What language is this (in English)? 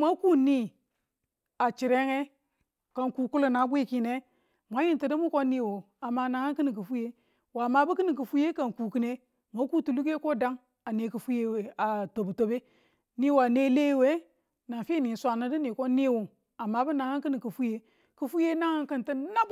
Tula